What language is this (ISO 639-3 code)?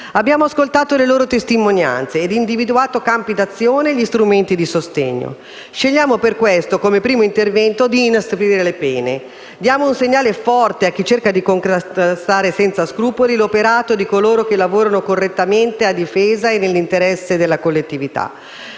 ita